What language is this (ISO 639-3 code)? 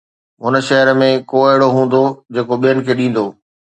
snd